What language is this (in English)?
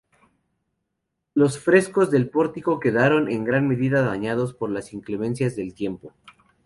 Spanish